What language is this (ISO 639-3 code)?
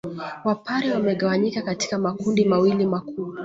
swa